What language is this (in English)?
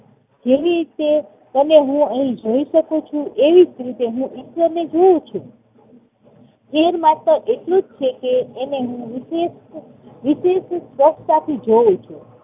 Gujarati